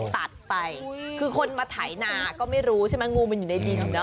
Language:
Thai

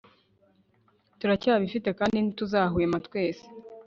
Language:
Kinyarwanda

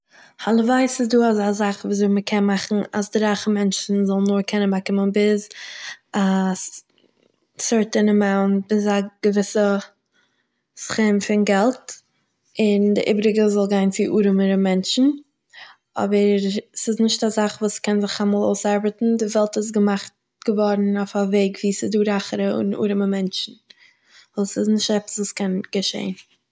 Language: Yiddish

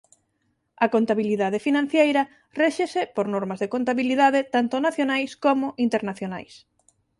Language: Galician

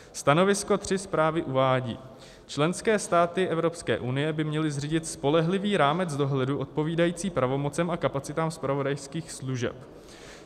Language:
Czech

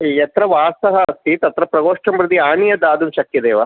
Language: Sanskrit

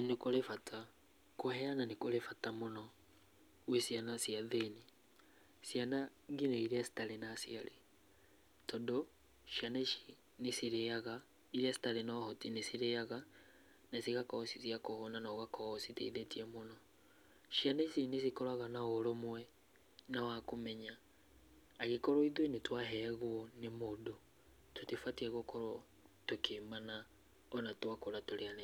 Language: Kikuyu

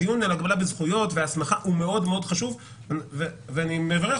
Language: Hebrew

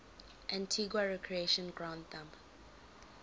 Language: English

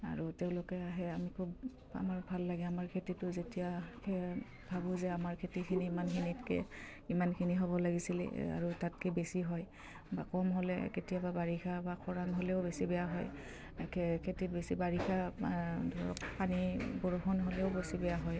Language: Assamese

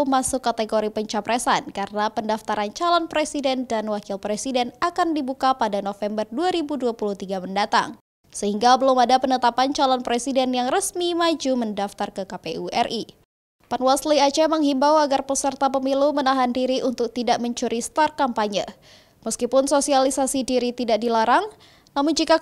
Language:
Indonesian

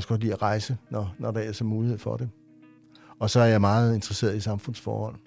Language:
Danish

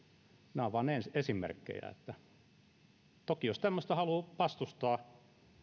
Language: Finnish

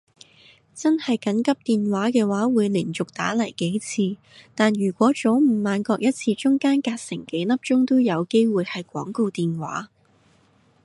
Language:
Cantonese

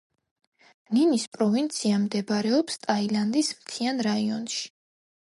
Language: Georgian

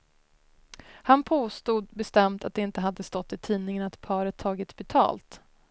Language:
Swedish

